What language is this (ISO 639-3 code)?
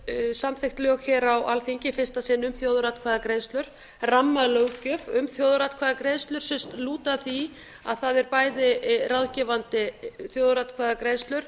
isl